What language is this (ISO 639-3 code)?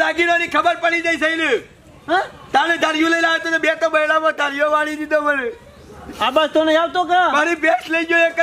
guj